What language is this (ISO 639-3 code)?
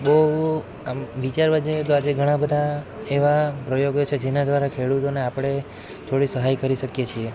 guj